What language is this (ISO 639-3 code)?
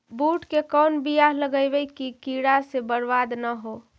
mag